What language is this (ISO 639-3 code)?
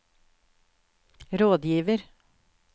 nor